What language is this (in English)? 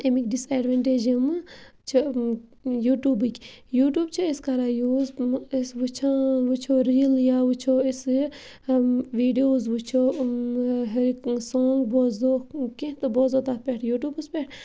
Kashmiri